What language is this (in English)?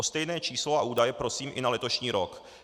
Czech